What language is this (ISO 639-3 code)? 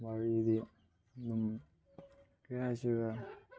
mni